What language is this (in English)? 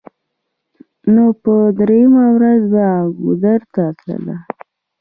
Pashto